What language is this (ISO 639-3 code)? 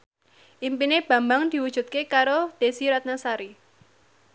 jav